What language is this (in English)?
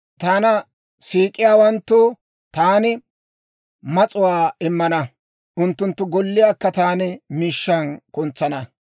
Dawro